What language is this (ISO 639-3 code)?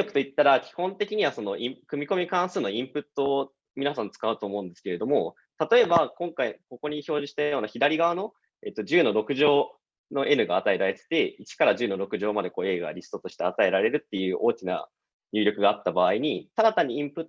jpn